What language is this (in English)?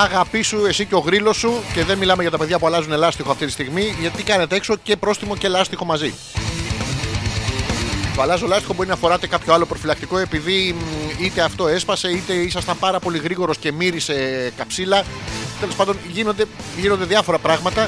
Greek